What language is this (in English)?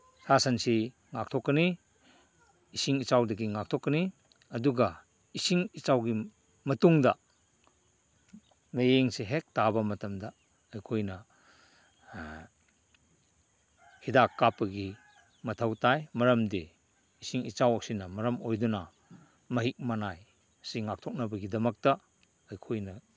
Manipuri